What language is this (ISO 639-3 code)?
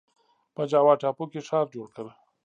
pus